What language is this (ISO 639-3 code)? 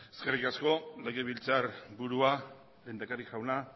eus